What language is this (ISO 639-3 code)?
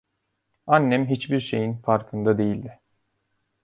tur